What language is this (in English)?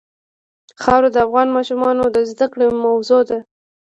Pashto